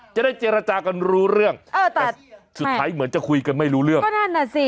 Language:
Thai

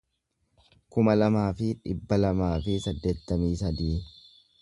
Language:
Oromo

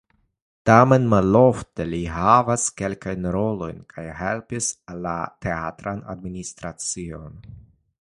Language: Esperanto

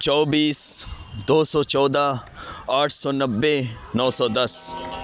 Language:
Urdu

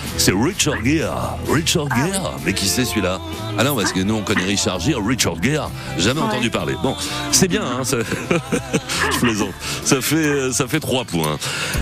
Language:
French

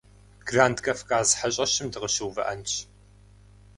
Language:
Kabardian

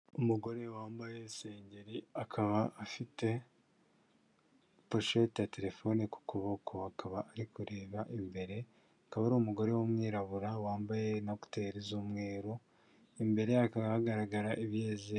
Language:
Kinyarwanda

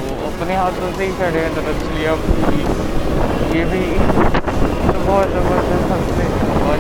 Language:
Marathi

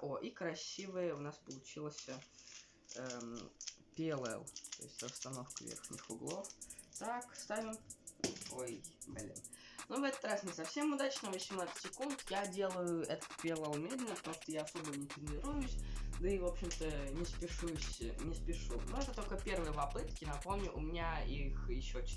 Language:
Russian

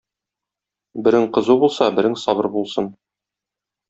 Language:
Tatar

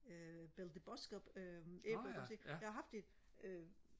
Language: Danish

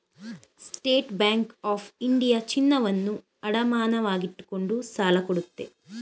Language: Kannada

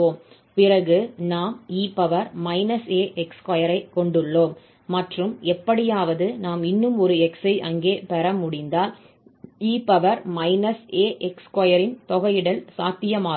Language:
Tamil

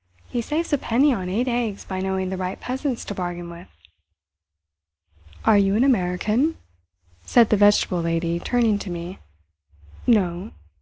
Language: English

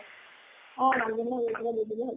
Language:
Assamese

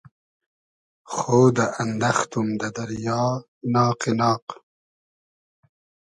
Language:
Hazaragi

